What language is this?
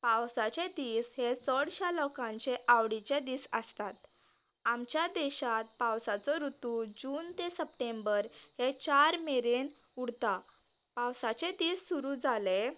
Konkani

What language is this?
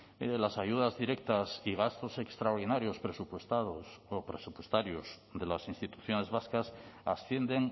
Spanish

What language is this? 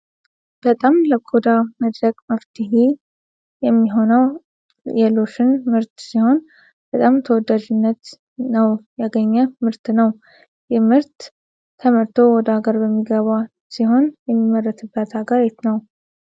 Amharic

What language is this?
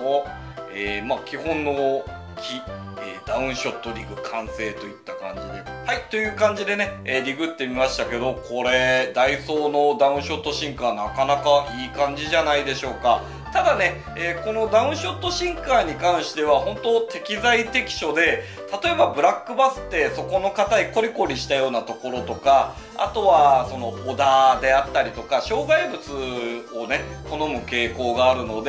Japanese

